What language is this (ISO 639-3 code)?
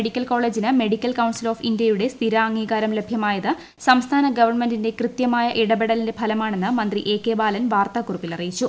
mal